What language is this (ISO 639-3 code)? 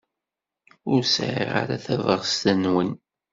kab